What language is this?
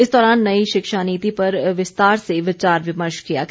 Hindi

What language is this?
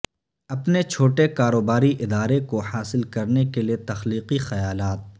Urdu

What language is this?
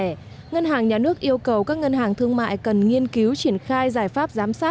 Vietnamese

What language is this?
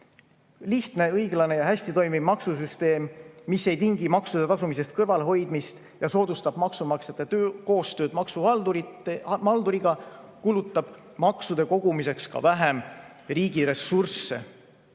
Estonian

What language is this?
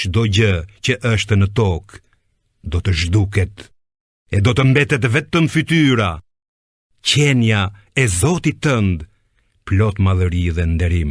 Italian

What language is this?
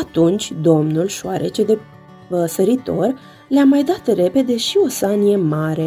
Romanian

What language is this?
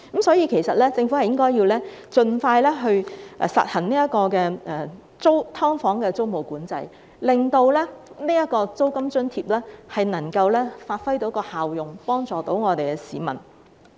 Cantonese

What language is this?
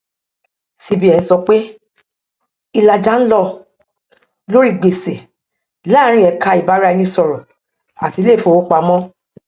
Yoruba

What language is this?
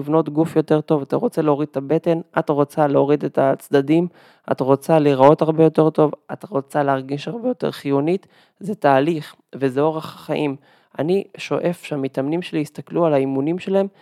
Hebrew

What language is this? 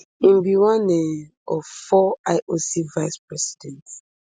Nigerian Pidgin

